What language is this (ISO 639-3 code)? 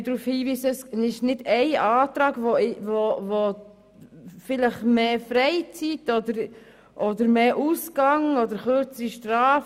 gsw